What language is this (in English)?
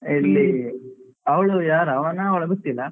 Kannada